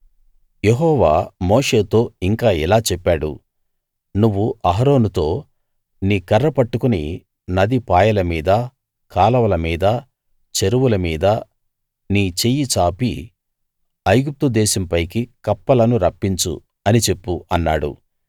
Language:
Telugu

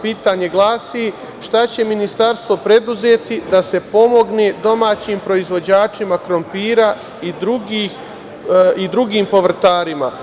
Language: Serbian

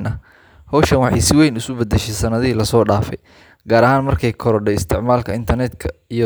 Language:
Somali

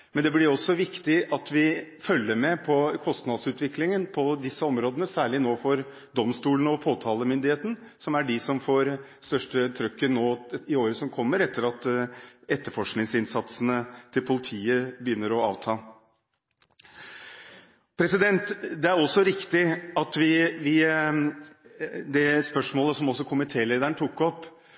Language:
Norwegian Bokmål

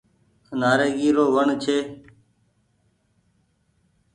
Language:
Goaria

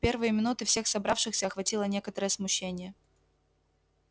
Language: Russian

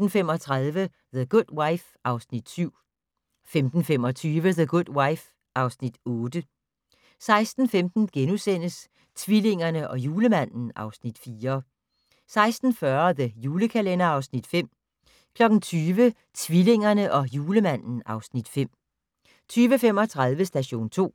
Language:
Danish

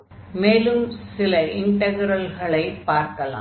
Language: Tamil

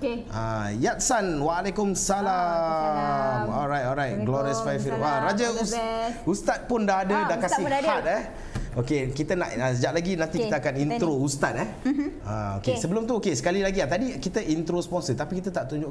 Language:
Malay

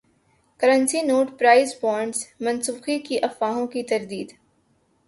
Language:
Urdu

